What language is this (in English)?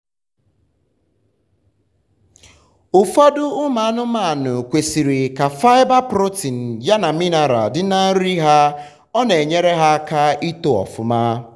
Igbo